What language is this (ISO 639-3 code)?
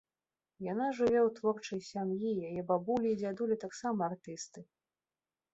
bel